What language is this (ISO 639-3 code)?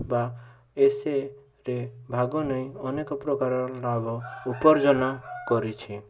ori